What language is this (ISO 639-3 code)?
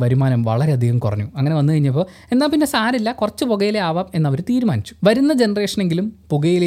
mal